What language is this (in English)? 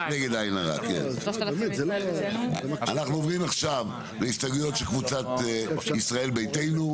Hebrew